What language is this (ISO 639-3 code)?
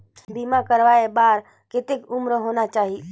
hne